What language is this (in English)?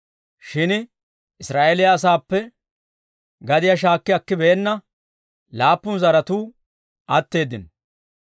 Dawro